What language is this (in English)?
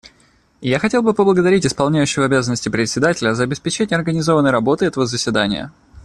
Russian